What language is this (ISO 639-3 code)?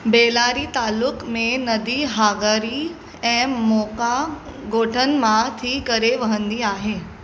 snd